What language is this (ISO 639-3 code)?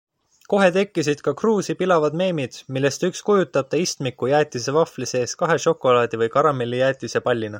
est